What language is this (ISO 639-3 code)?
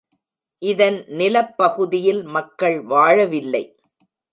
tam